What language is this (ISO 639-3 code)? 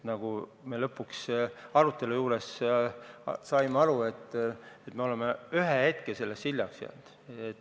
est